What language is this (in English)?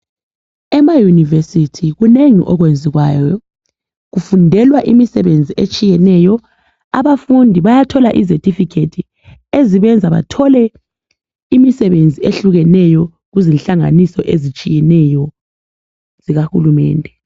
North Ndebele